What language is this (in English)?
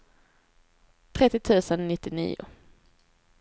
Swedish